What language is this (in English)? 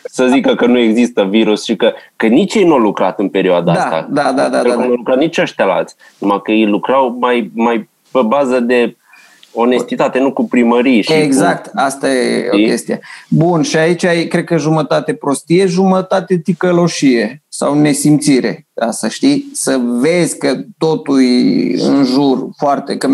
Romanian